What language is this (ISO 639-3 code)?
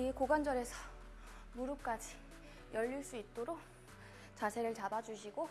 kor